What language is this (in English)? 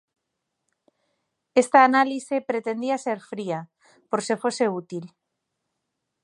Galician